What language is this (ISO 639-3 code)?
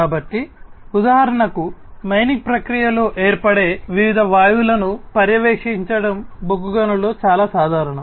tel